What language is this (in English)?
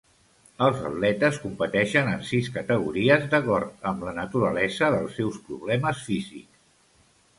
Catalan